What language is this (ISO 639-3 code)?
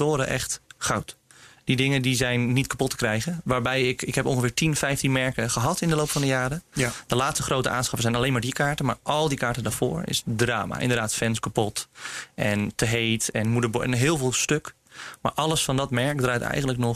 nld